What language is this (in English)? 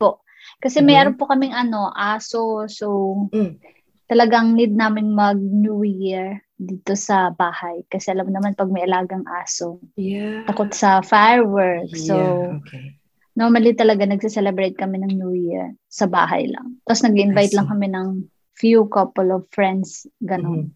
Filipino